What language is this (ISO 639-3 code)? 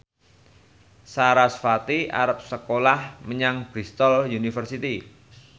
jav